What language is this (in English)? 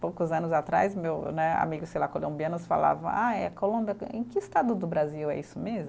Portuguese